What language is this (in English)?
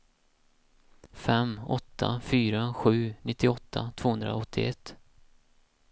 Swedish